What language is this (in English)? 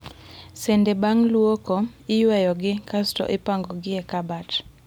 Luo (Kenya and Tanzania)